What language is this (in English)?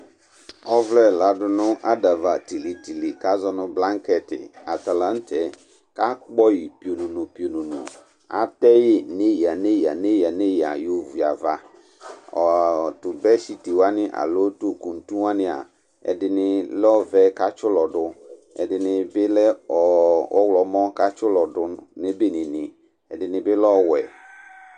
Ikposo